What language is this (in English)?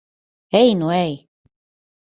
Latvian